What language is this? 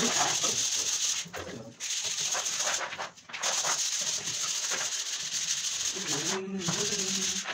Japanese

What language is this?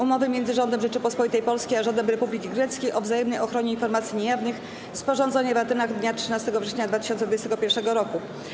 Polish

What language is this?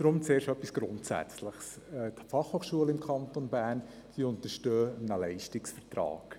Swiss German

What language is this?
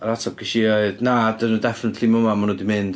Welsh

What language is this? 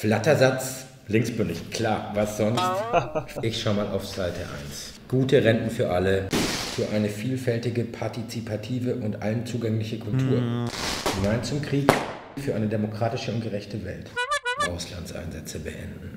German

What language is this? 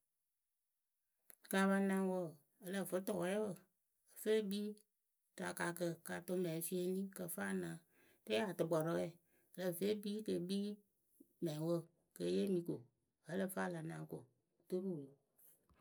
Akebu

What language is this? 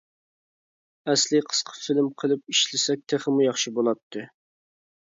Uyghur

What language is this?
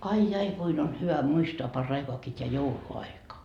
Finnish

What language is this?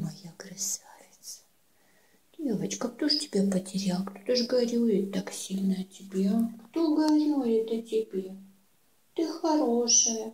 Russian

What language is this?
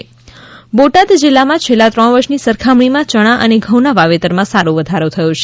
Gujarati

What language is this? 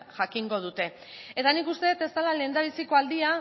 Basque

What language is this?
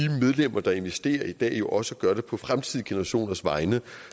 Danish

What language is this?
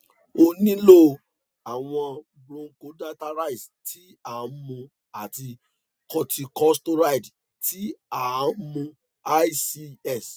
Yoruba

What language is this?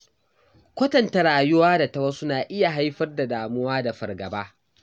Hausa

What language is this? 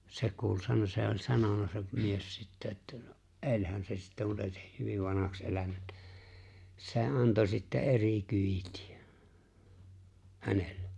Finnish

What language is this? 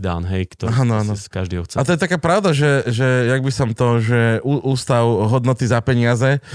Slovak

